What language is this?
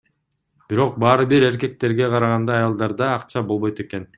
Kyrgyz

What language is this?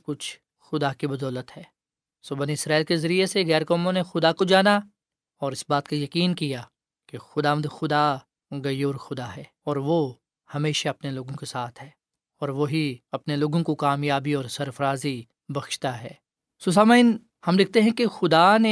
Urdu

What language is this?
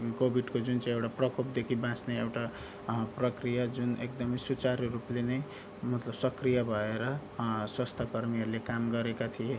Nepali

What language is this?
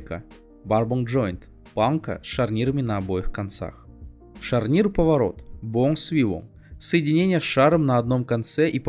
Russian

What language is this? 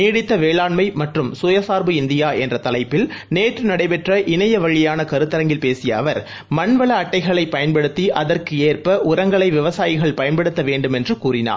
Tamil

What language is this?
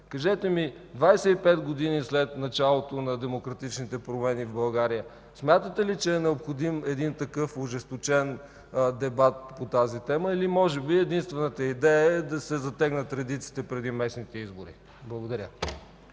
Bulgarian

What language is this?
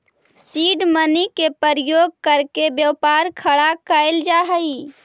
Magahi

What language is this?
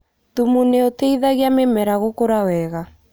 Kikuyu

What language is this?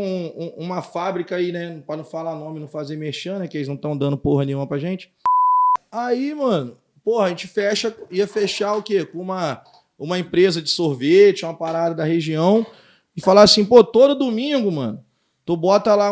Portuguese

